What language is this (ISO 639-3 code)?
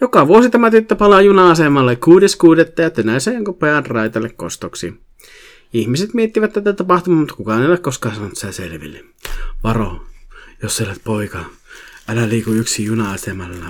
fin